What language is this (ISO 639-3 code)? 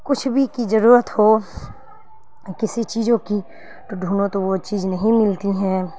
urd